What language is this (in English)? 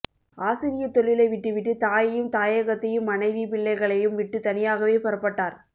Tamil